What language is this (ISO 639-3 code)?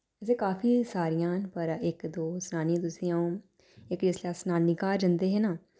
doi